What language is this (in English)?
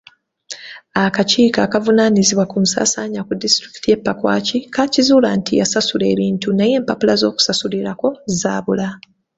Ganda